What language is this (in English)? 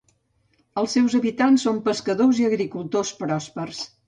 Catalan